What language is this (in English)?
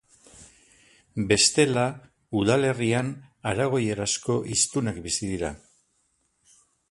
Basque